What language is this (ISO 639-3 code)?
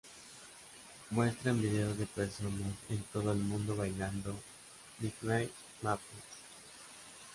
spa